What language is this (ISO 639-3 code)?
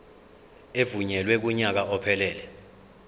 zul